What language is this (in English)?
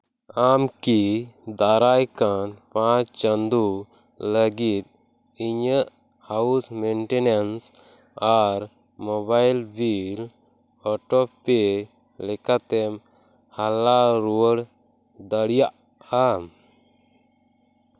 Santali